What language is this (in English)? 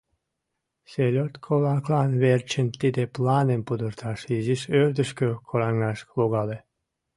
Mari